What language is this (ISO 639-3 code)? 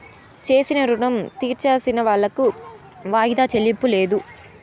tel